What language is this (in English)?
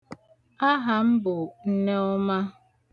Igbo